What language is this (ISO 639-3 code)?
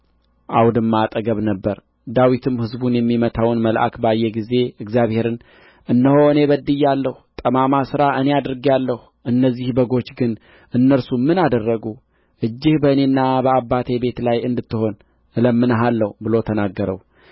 amh